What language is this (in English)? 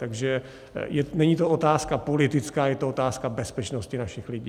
Czech